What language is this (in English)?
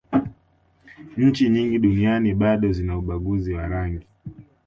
Swahili